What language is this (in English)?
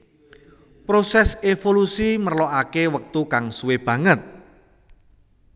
Javanese